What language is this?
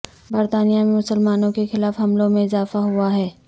Urdu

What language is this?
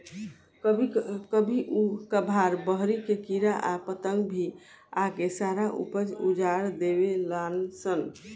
Bhojpuri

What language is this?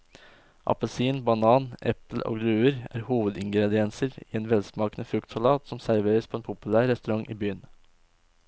Norwegian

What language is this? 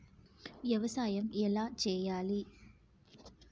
Telugu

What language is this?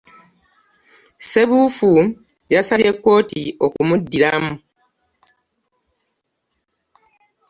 Ganda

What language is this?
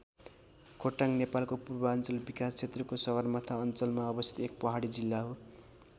Nepali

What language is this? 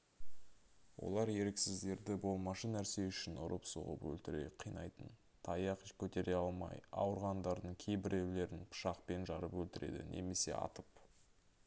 Kazakh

